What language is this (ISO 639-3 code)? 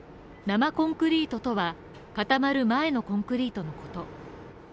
jpn